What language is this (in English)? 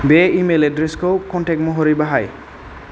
Bodo